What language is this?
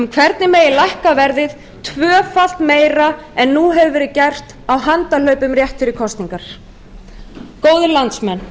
Icelandic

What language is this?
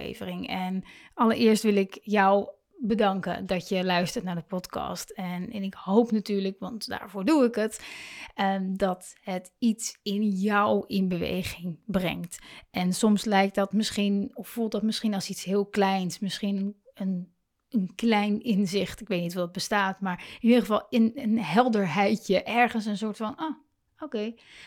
Dutch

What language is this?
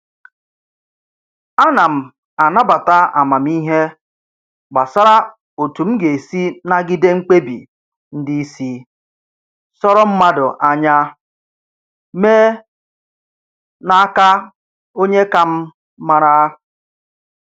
Igbo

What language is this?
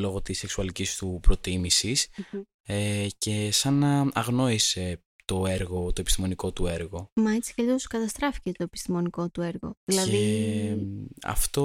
Greek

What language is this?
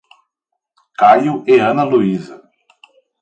Portuguese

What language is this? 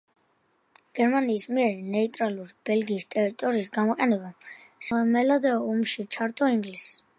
Georgian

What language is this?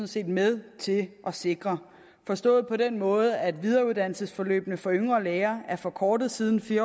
Danish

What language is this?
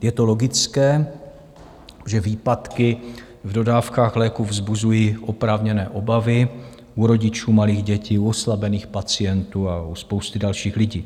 Czech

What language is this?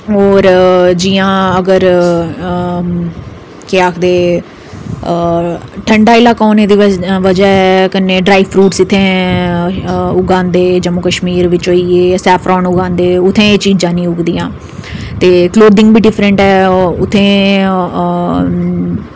Dogri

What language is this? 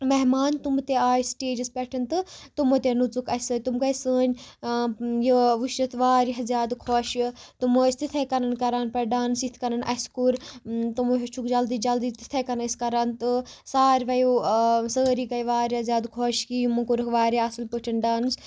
Kashmiri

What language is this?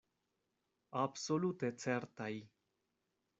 Esperanto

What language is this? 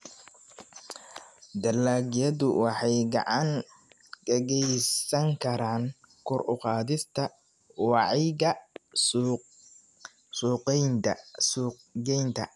Somali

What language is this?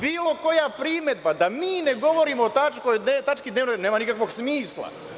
Serbian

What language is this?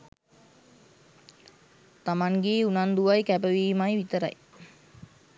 Sinhala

